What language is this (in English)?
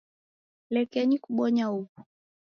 Taita